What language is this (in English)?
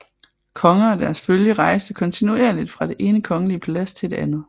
Danish